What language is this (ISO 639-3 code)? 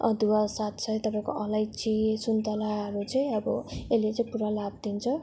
nep